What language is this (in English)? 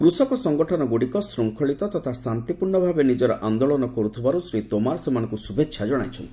Odia